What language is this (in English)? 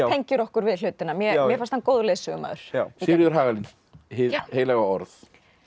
Icelandic